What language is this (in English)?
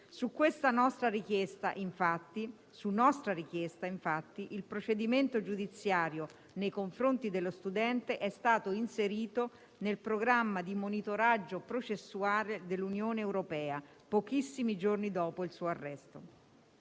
Italian